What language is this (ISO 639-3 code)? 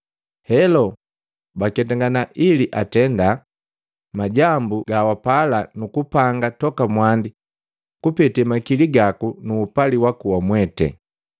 mgv